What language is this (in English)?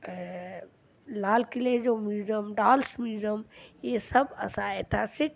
Sindhi